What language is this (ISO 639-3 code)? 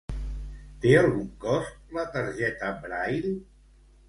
cat